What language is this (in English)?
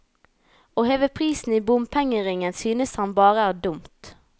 Norwegian